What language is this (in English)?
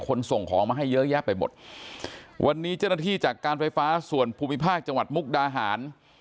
Thai